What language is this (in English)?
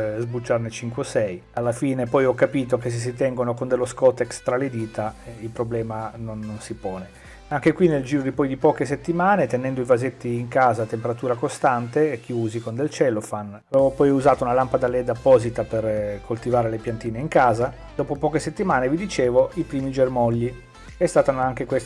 Italian